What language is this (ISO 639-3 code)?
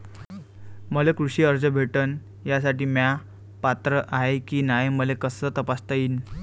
mar